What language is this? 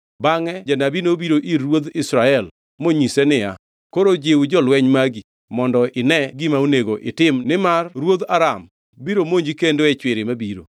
Luo (Kenya and Tanzania)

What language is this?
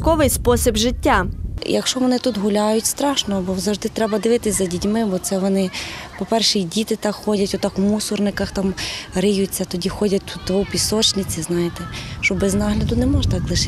Ukrainian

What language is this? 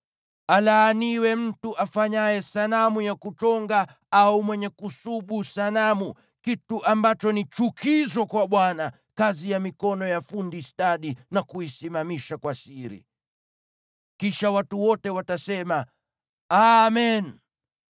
Swahili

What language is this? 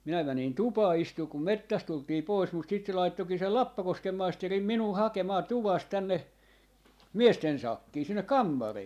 Finnish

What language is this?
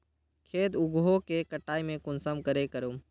Magahi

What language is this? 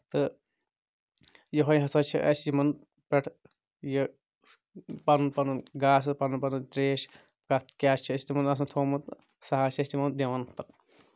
Kashmiri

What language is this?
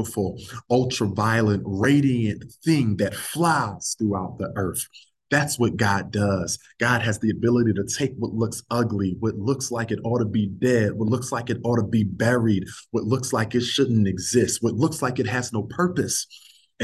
English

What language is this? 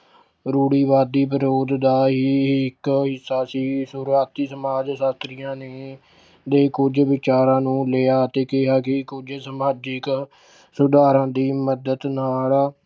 Punjabi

